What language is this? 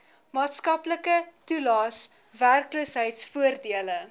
Afrikaans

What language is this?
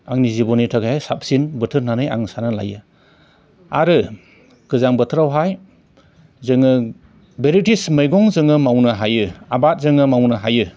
Bodo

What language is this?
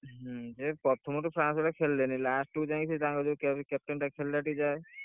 Odia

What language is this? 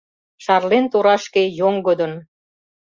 Mari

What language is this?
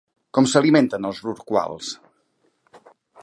Catalan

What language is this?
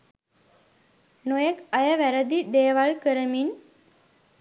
Sinhala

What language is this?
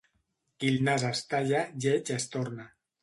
Catalan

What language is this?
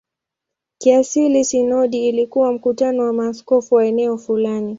Swahili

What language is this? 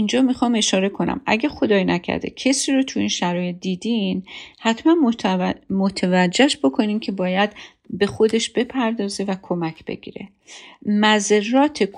Persian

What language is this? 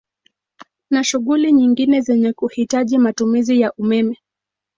Swahili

